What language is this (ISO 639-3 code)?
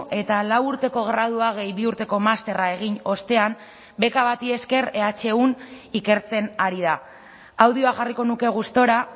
eus